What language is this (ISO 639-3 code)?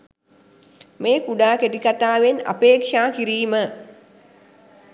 sin